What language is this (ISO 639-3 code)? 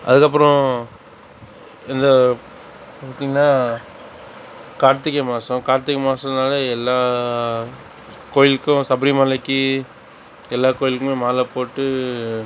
tam